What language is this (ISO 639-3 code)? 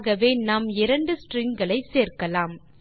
tam